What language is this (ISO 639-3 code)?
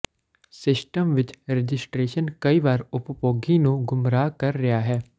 pan